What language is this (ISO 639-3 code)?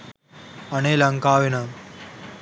sin